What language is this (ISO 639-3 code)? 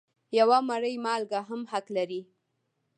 pus